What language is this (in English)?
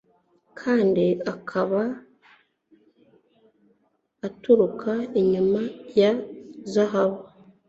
Kinyarwanda